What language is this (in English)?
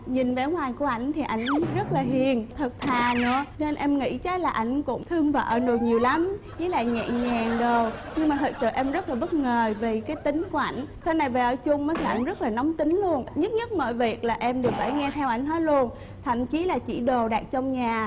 Vietnamese